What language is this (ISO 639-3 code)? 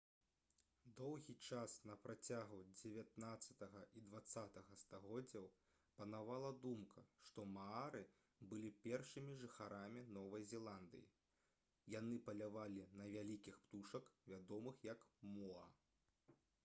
bel